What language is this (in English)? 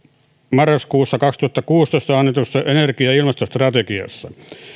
Finnish